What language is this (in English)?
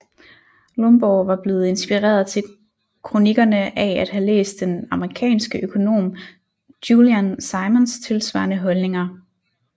Danish